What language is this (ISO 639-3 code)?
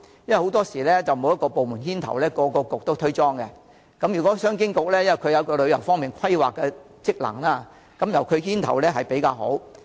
yue